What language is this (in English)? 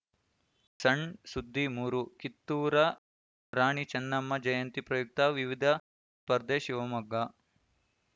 Kannada